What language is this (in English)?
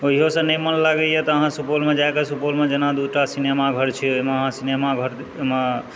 Maithili